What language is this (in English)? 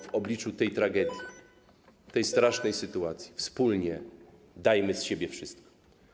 Polish